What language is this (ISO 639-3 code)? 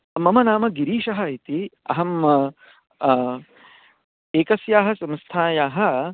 san